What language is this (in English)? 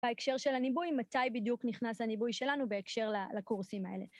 Hebrew